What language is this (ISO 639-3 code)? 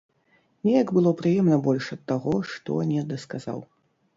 bel